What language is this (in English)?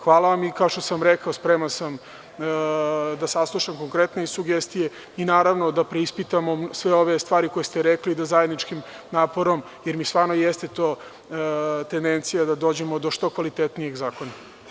Serbian